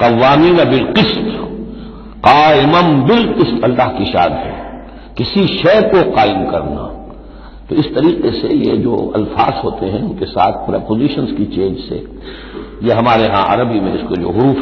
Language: Arabic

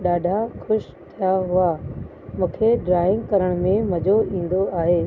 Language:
Sindhi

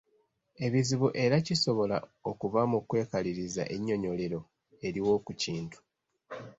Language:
Ganda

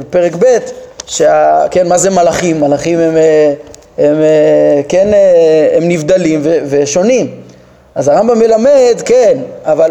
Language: Hebrew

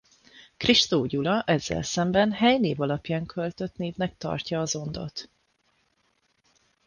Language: Hungarian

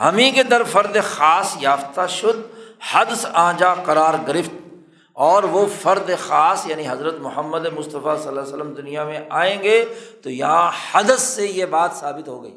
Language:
Urdu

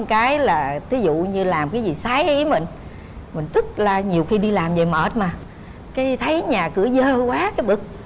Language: Vietnamese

